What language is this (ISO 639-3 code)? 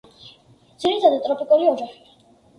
kat